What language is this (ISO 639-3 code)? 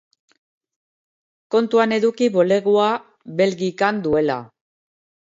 eus